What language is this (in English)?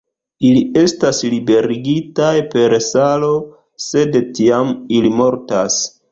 Esperanto